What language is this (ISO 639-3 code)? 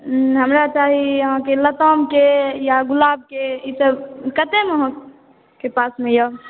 mai